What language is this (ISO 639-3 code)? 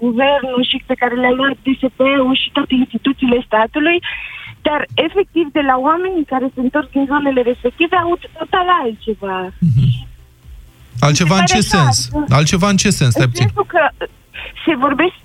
ron